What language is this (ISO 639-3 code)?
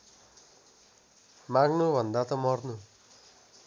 nep